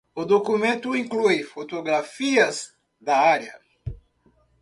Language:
Portuguese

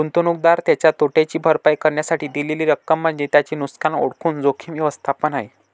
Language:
Marathi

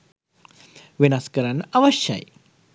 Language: Sinhala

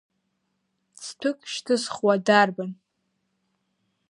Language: Abkhazian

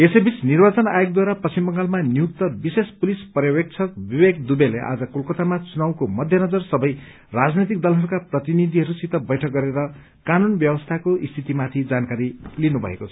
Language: Nepali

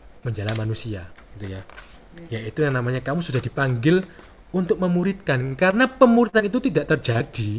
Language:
Indonesian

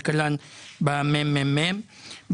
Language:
Hebrew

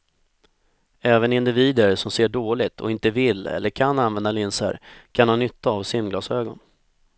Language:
Swedish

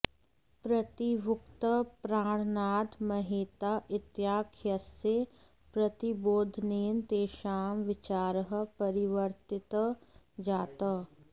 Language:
Sanskrit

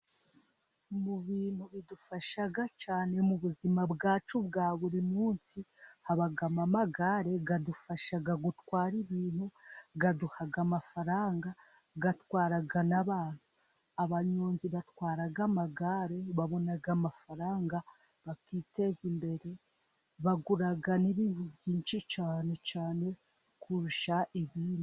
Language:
Kinyarwanda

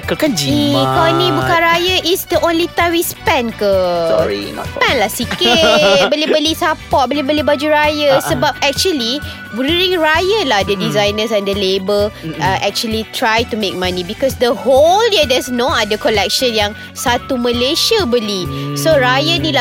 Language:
Malay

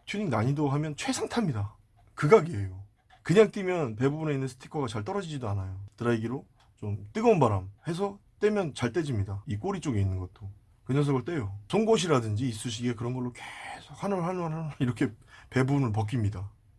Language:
Korean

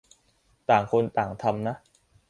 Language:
Thai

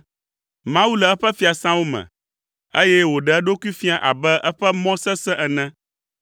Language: Ewe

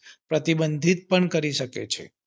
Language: Gujarati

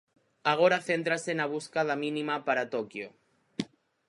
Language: Galician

